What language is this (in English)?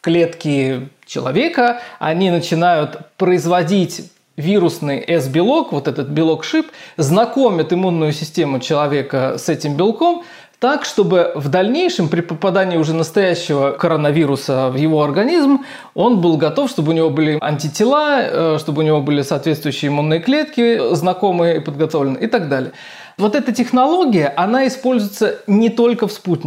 Russian